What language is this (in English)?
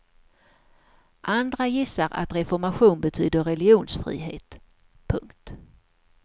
Swedish